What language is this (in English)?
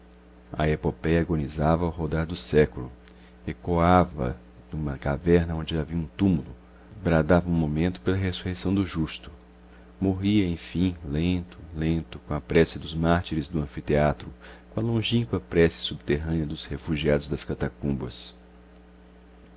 Portuguese